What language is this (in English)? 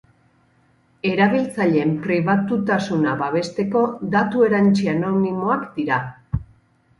Basque